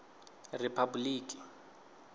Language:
Venda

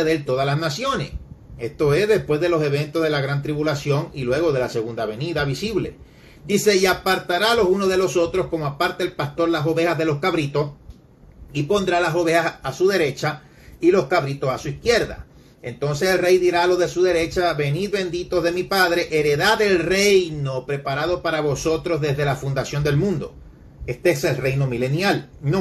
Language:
Spanish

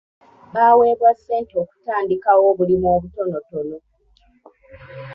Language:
Ganda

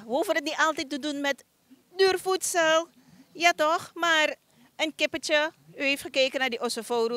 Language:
Dutch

